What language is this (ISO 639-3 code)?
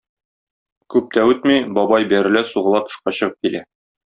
tat